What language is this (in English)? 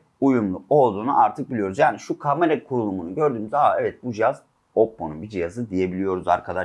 Turkish